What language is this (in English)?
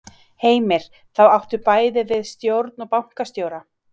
Icelandic